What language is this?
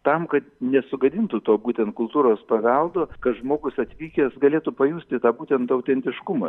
Lithuanian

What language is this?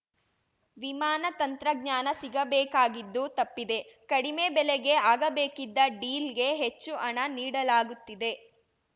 Kannada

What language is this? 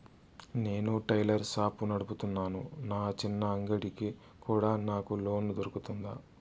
Telugu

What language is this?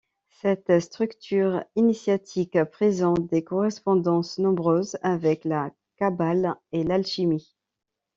French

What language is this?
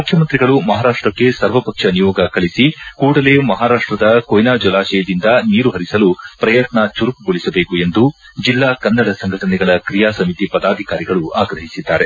Kannada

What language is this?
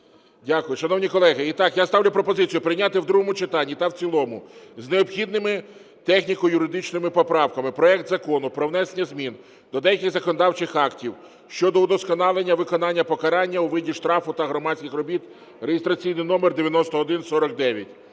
Ukrainian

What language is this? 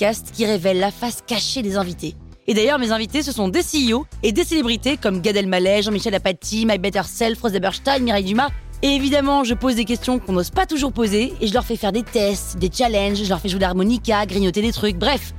French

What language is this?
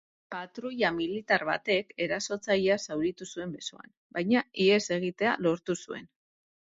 Basque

